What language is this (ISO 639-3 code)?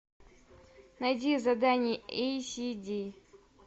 rus